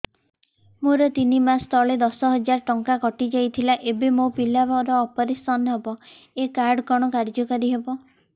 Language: Odia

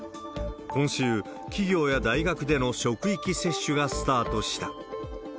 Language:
Japanese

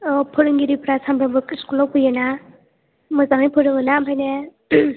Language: Bodo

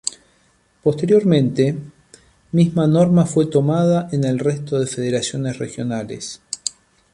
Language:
Spanish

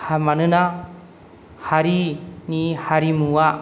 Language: Bodo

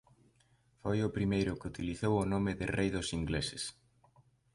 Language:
Galician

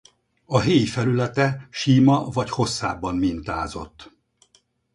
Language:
Hungarian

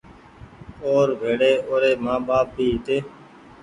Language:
Goaria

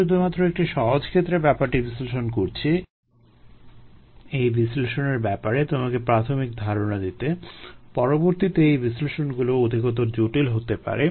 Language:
Bangla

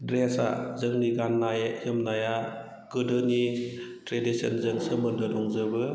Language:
Bodo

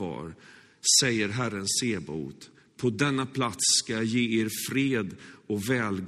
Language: Swedish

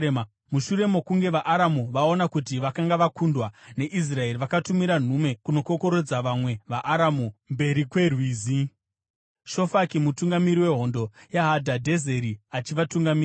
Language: Shona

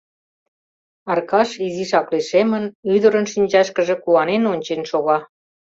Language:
Mari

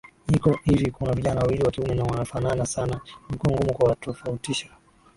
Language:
Swahili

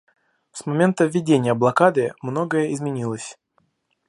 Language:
Russian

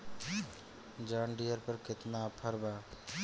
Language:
Bhojpuri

